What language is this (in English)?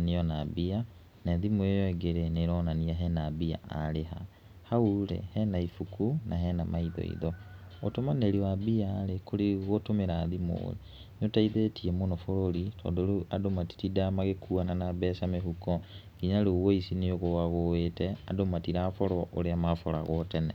Kikuyu